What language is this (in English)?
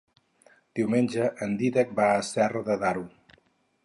Catalan